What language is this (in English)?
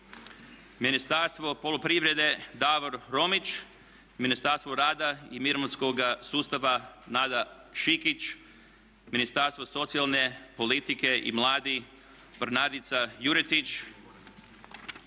Croatian